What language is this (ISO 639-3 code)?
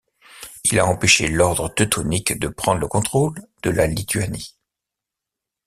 fra